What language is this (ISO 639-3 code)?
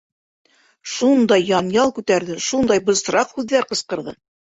bak